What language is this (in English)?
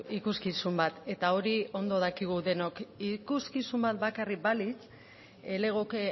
Basque